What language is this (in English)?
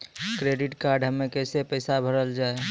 Maithili